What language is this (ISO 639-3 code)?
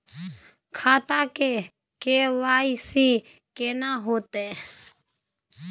mai